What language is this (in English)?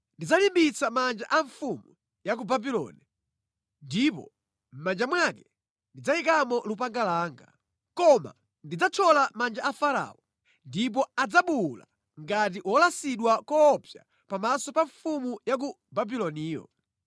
Nyanja